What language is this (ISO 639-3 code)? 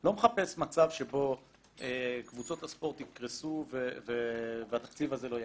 heb